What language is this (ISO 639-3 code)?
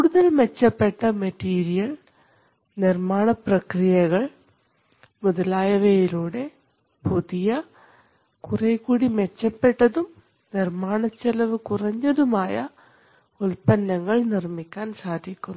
mal